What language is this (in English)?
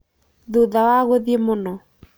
Kikuyu